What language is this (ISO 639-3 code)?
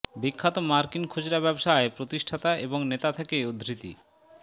ben